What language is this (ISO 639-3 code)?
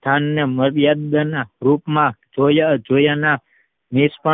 guj